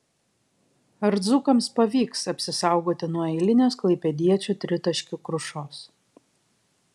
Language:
Lithuanian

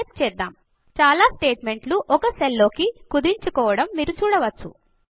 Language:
Telugu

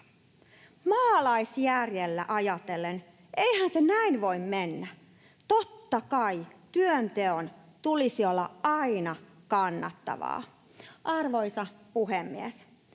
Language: Finnish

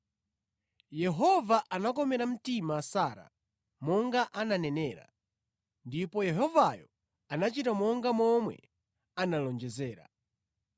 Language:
Nyanja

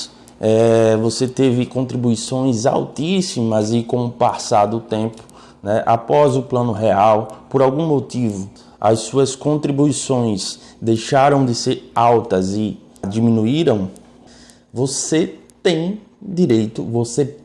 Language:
Portuguese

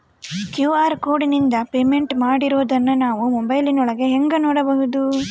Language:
Kannada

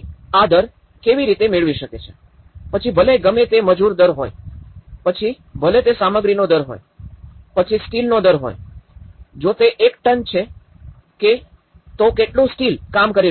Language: Gujarati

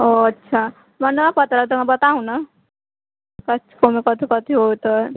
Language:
Maithili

